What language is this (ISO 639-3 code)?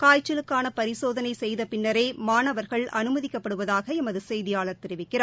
tam